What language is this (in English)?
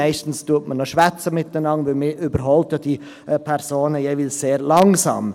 Swiss German